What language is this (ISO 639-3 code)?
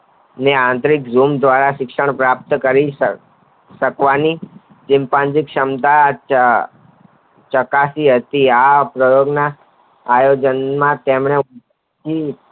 guj